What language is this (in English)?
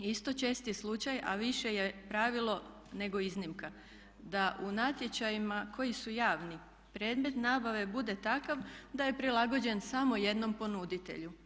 Croatian